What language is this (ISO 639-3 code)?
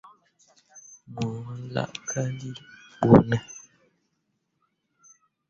mua